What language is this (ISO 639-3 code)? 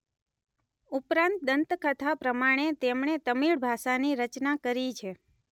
guj